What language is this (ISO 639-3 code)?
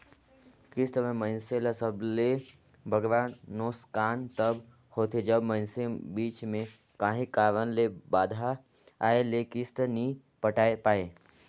hne